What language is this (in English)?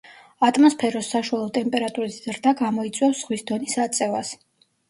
Georgian